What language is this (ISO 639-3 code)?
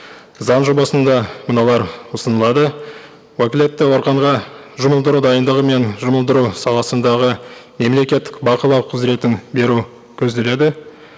kaz